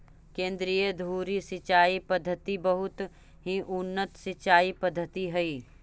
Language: Magahi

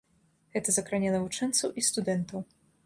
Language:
Belarusian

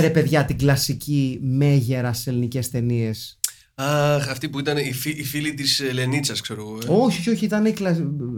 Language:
Greek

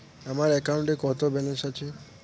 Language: Bangla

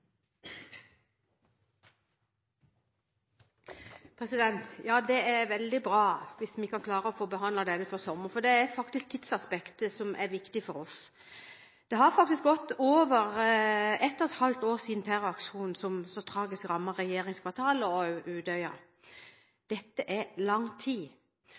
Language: Norwegian Bokmål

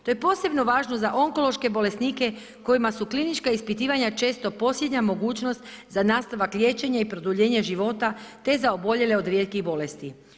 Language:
Croatian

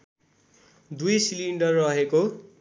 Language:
Nepali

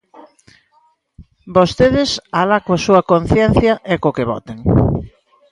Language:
Galician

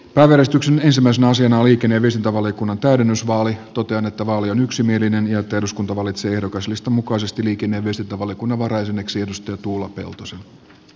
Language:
Finnish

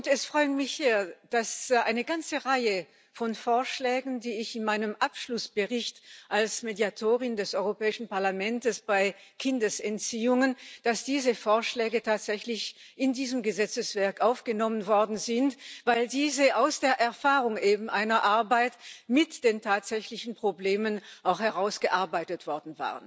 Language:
German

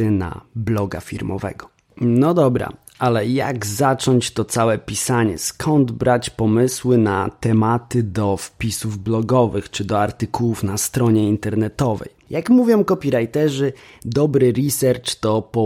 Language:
Polish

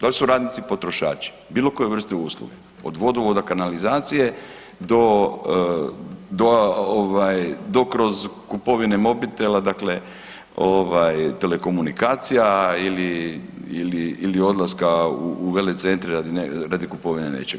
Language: Croatian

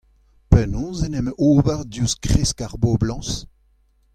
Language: Breton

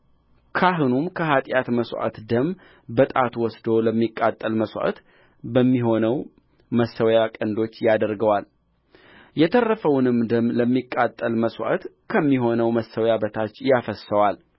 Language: Amharic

